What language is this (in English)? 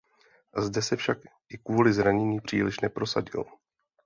Czech